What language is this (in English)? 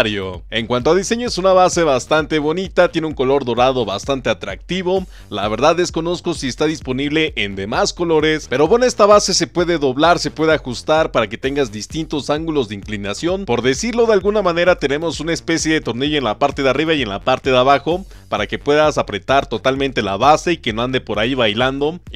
Spanish